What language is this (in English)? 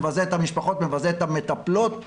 Hebrew